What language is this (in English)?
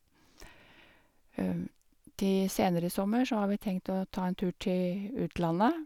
Norwegian